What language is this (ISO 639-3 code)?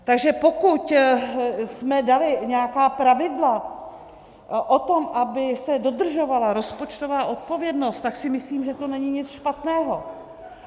ces